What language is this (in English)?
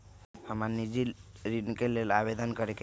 Magahi